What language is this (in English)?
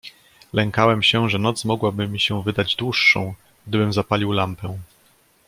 Polish